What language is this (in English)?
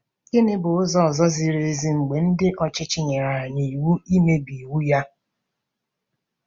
Igbo